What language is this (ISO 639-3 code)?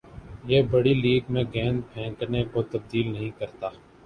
urd